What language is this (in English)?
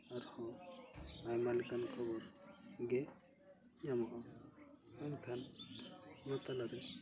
Santali